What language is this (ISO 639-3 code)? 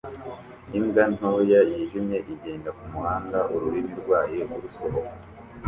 kin